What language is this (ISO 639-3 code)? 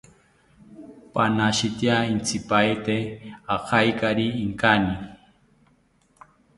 cpy